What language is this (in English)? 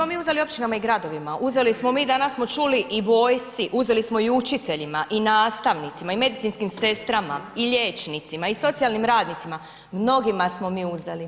Croatian